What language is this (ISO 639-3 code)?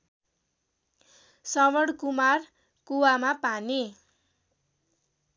nep